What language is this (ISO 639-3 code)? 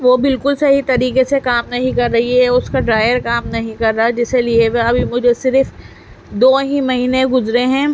urd